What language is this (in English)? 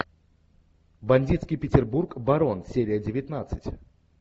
Russian